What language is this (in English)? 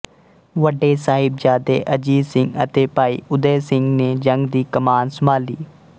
Punjabi